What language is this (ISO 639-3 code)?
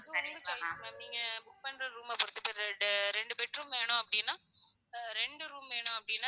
tam